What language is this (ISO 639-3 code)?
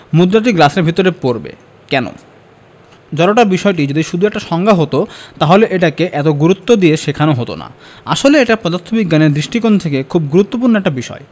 ben